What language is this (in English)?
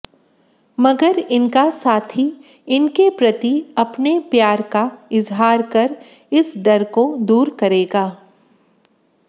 Hindi